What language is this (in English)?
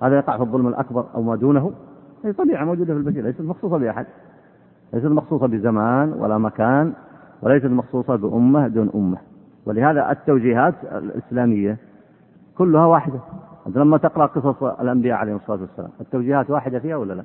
Arabic